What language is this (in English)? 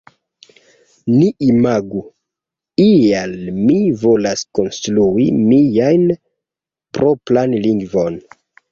Esperanto